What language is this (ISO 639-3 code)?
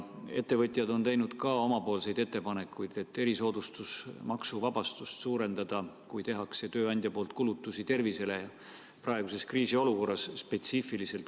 est